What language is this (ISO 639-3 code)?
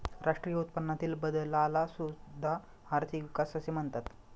mar